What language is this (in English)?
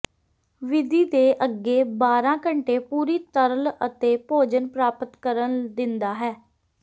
Punjabi